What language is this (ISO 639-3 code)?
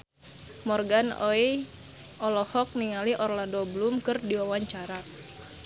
sun